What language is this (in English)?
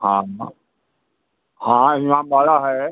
Hindi